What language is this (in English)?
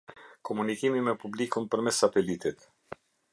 Albanian